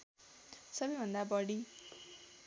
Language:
Nepali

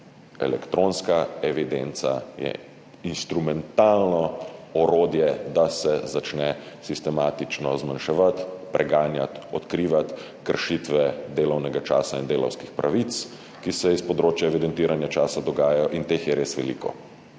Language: Slovenian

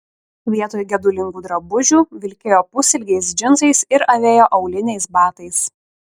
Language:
Lithuanian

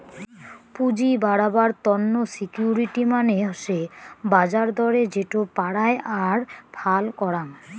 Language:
Bangla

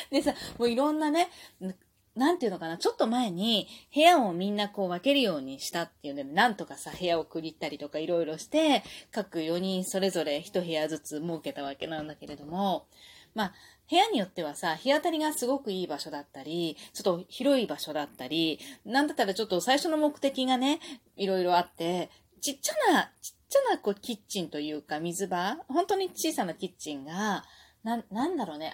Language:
Japanese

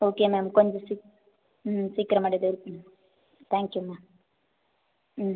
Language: Tamil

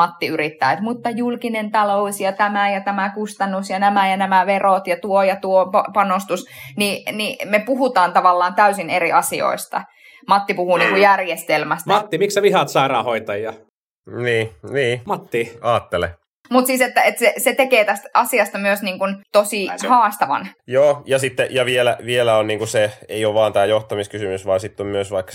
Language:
Finnish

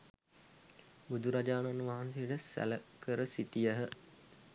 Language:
Sinhala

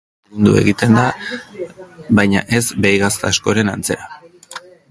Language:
Basque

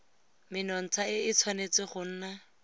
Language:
Tswana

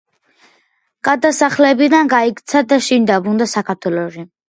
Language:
Georgian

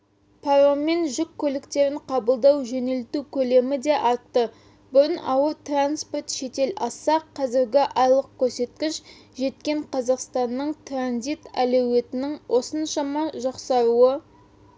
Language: Kazakh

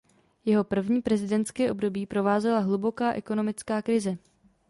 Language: Czech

